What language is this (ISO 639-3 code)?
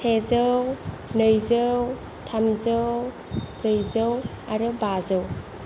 brx